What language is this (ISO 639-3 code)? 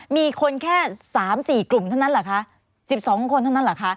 tha